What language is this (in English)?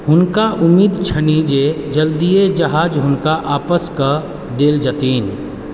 Maithili